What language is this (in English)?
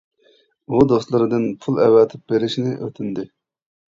Uyghur